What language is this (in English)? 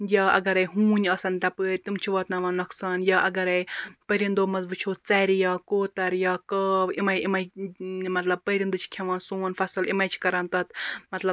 Kashmiri